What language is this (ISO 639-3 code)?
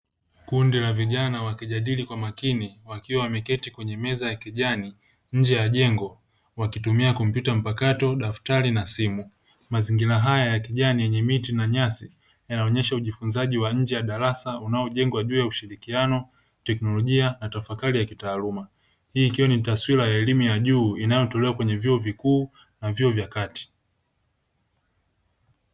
swa